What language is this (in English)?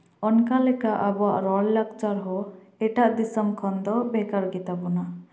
Santali